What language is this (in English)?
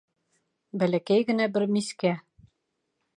Bashkir